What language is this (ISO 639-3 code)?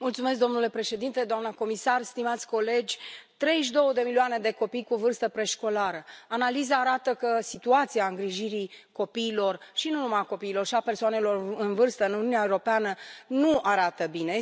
ron